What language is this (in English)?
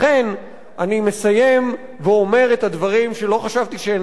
Hebrew